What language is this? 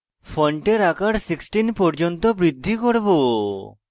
Bangla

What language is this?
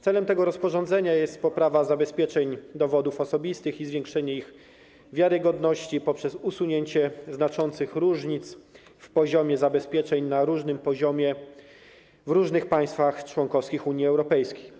Polish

